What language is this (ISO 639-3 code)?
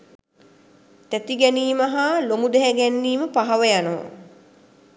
sin